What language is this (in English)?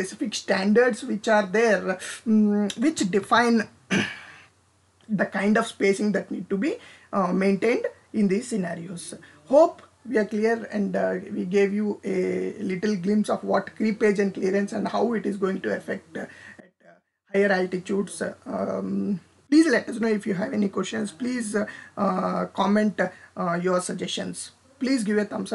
English